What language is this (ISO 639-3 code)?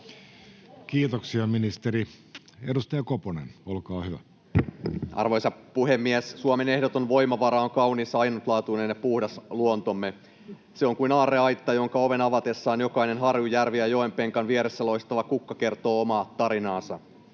fin